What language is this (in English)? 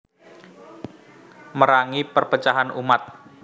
Javanese